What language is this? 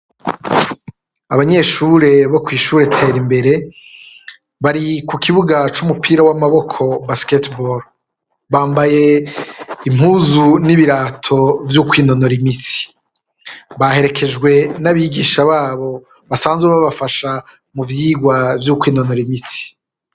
Rundi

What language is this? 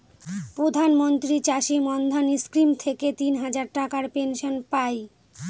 Bangla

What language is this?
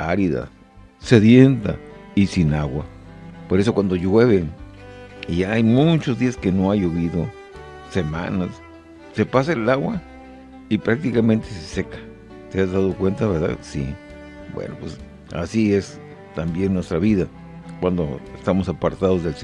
Spanish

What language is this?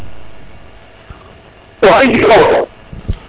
Serer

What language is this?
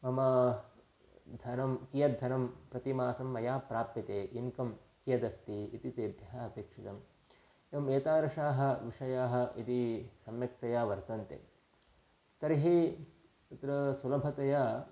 Sanskrit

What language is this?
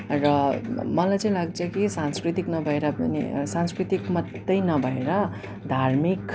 Nepali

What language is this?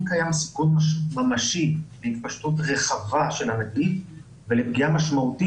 Hebrew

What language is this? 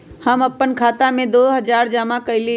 Magahi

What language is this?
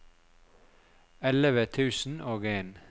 Norwegian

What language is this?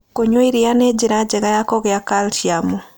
Kikuyu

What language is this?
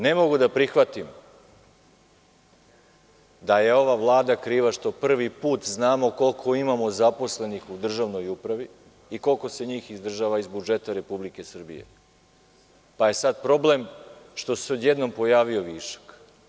Serbian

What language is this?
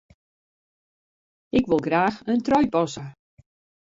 Western Frisian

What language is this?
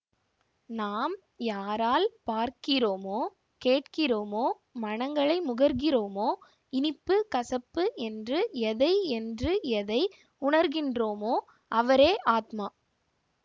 Tamil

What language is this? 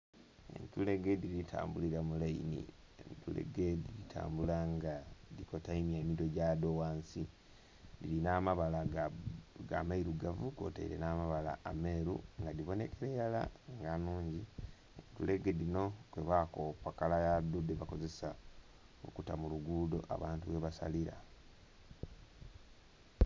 Soga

